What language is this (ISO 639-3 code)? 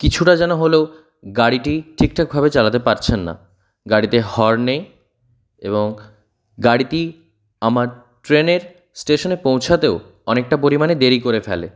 ben